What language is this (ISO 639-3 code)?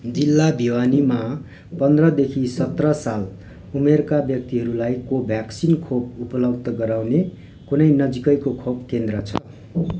nep